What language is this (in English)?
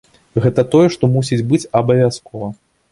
Belarusian